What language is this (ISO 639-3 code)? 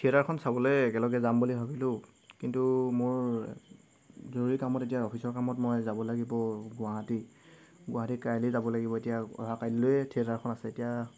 asm